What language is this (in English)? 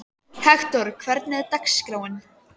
Icelandic